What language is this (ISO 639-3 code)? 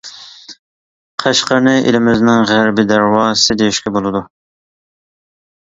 uig